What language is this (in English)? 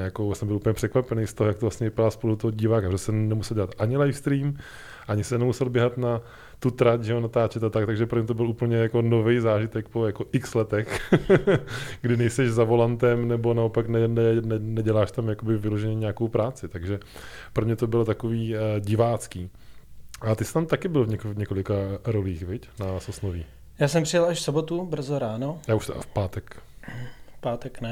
Czech